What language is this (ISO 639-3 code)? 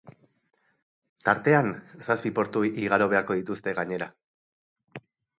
eus